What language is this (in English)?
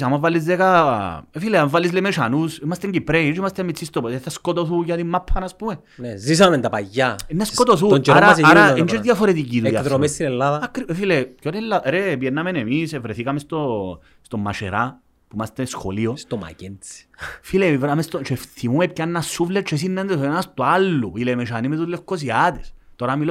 Greek